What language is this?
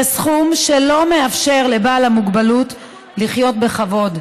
Hebrew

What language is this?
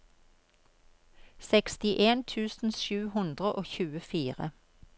Norwegian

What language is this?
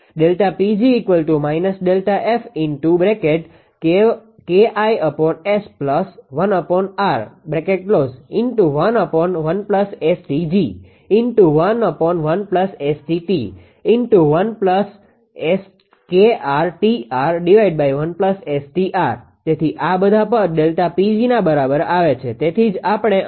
Gujarati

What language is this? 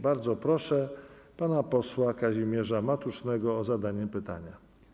Polish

